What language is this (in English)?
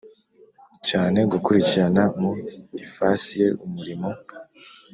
Kinyarwanda